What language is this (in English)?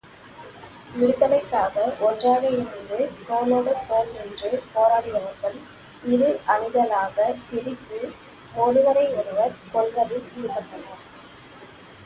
Tamil